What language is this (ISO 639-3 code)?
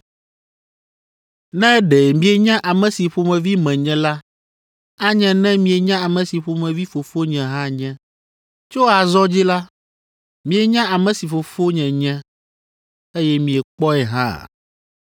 ewe